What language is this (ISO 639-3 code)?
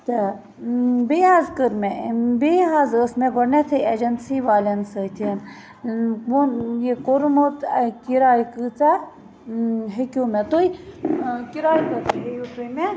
kas